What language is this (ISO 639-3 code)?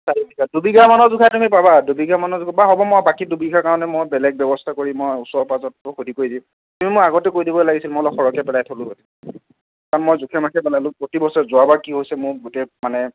asm